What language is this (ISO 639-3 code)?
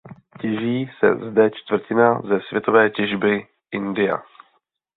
ces